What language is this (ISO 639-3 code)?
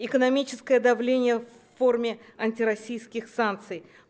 rus